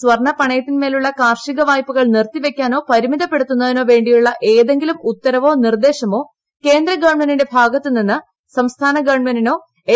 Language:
Malayalam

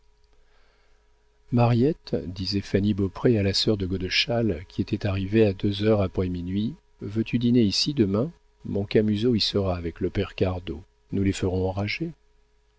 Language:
French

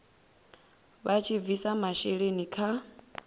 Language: Venda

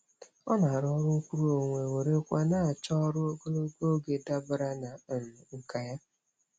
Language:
Igbo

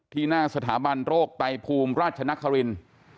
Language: Thai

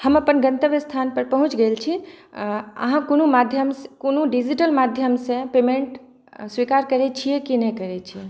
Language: Maithili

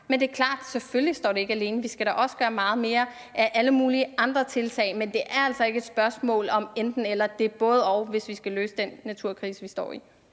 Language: Danish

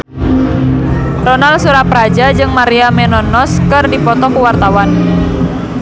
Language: Sundanese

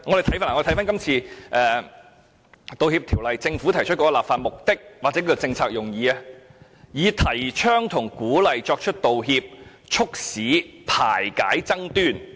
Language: Cantonese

